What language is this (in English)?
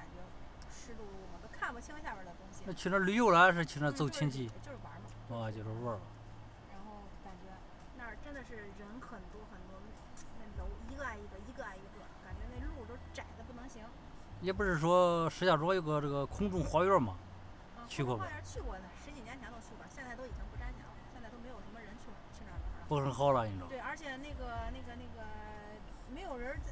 Chinese